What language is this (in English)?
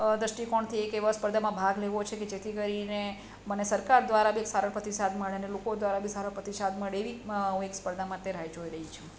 Gujarati